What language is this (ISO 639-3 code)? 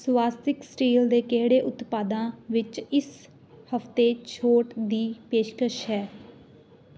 pan